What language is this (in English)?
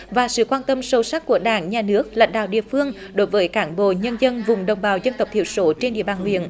Vietnamese